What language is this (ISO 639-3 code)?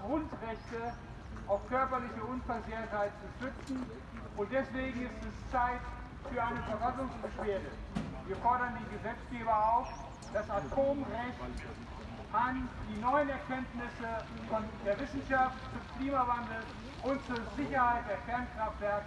deu